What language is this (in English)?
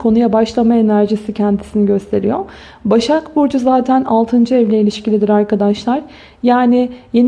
Turkish